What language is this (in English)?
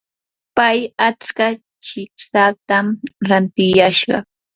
Yanahuanca Pasco Quechua